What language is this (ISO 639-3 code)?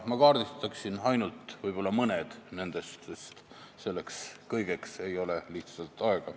est